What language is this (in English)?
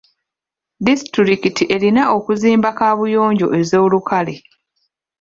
Ganda